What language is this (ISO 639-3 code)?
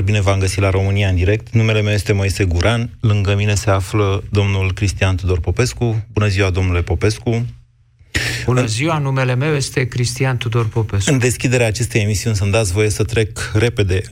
ron